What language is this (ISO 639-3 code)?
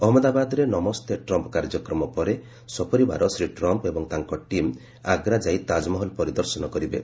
ori